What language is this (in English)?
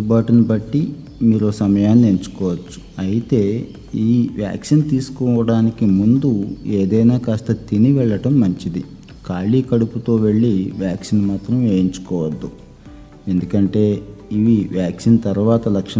Telugu